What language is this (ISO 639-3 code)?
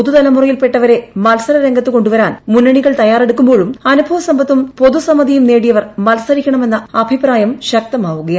mal